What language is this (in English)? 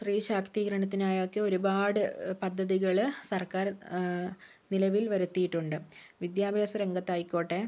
Malayalam